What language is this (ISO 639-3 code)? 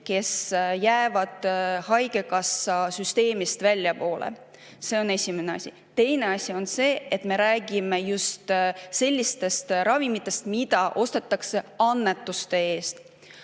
est